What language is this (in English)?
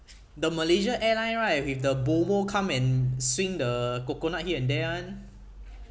English